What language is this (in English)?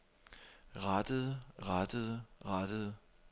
Danish